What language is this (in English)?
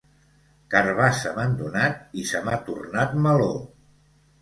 Catalan